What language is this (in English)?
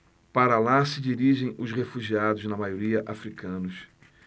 Portuguese